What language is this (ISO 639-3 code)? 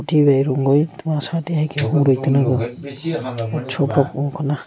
trp